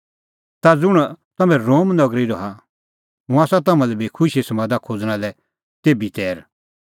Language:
Kullu Pahari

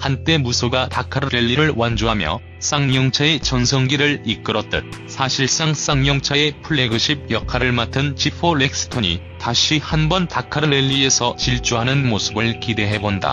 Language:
Korean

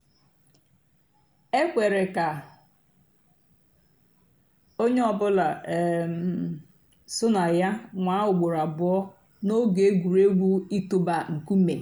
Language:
Igbo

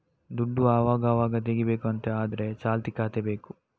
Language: Kannada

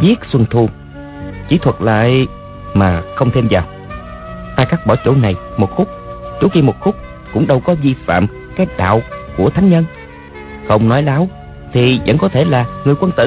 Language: Vietnamese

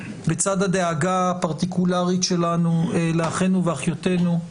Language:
Hebrew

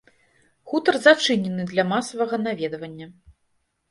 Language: Belarusian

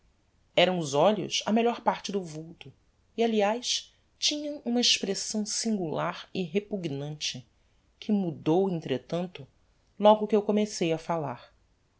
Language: Portuguese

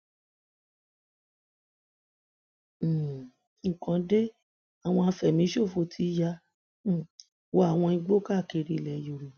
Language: Yoruba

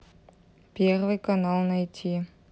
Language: Russian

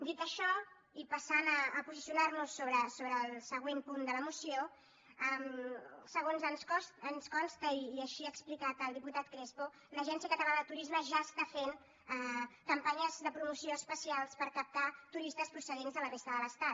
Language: Catalan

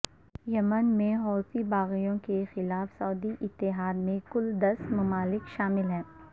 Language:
Urdu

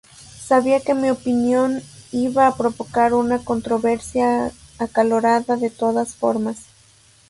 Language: Spanish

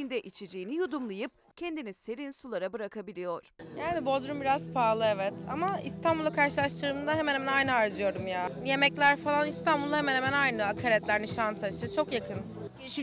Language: Turkish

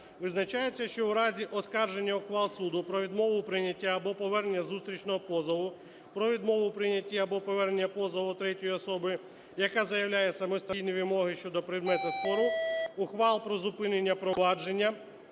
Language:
Ukrainian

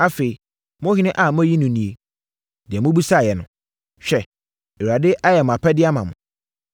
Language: Akan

